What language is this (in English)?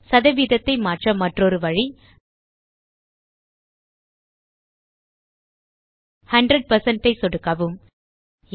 Tamil